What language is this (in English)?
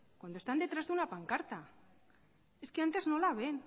Spanish